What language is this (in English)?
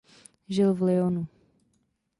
Czech